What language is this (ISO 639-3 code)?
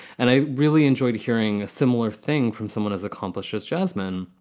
eng